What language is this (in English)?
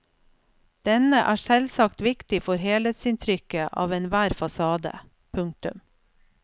Norwegian